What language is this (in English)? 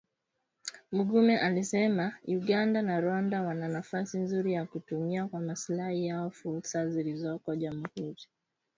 Swahili